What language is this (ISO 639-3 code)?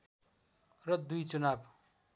nep